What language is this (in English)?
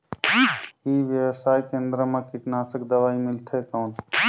Chhattisgarhi